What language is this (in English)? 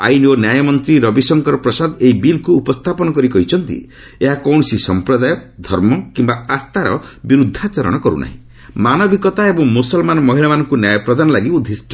Odia